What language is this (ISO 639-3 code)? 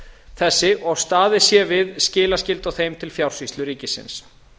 isl